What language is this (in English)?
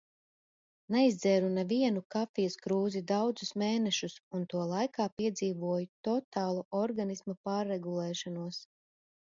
Latvian